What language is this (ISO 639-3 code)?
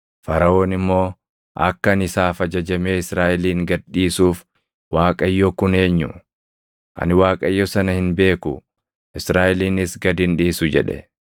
orm